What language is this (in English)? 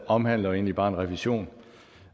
Danish